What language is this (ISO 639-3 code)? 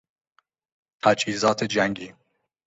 fas